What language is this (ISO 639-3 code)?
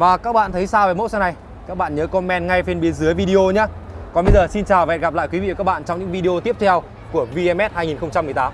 vie